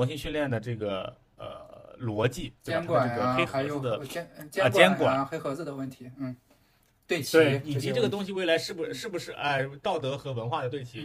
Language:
Chinese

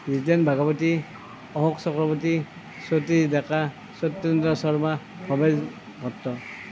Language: Assamese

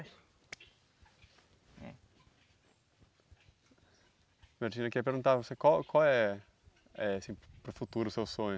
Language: Portuguese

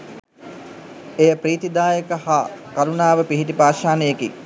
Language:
Sinhala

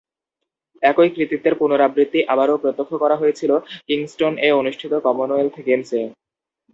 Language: Bangla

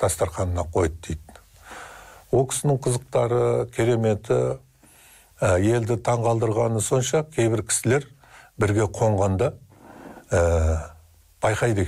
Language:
Turkish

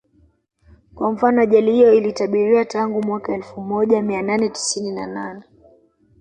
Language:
Swahili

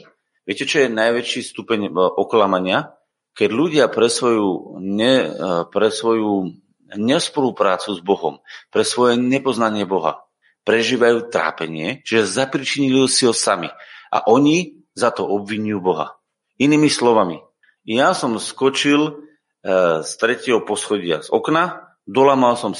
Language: Slovak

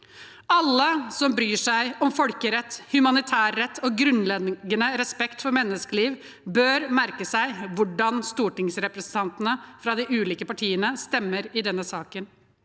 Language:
Norwegian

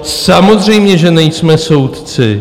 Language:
Czech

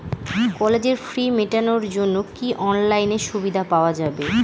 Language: Bangla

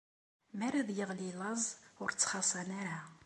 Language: Kabyle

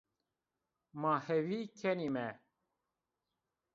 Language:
Zaza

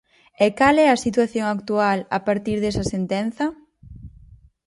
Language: Galician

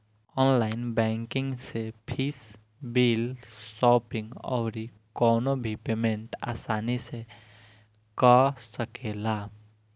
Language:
Bhojpuri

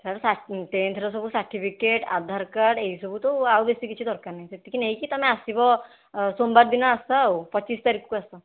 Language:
Odia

